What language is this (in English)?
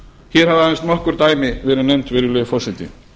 Icelandic